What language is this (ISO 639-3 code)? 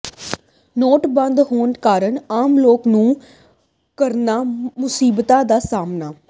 pan